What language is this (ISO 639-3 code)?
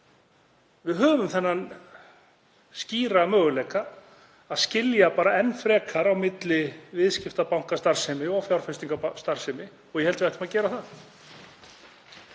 isl